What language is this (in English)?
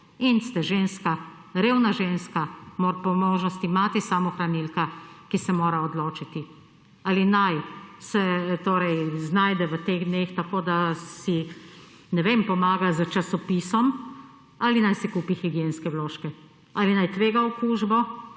Slovenian